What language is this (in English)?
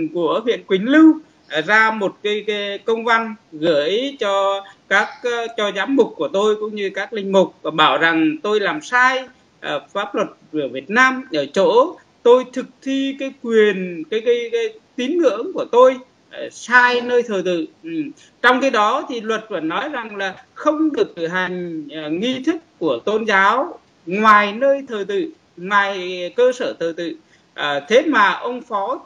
Vietnamese